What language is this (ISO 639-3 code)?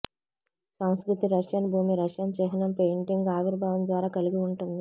tel